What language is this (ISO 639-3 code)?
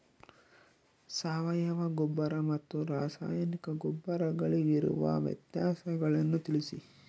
kan